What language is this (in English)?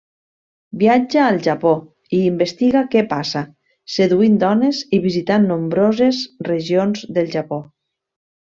Catalan